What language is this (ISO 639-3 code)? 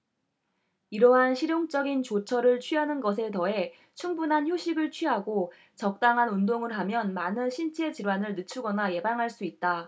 kor